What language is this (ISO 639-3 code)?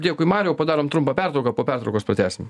lit